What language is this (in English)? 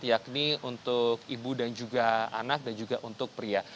Indonesian